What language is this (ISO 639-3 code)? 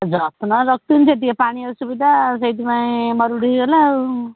ori